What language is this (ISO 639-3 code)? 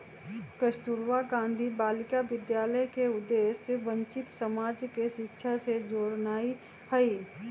mag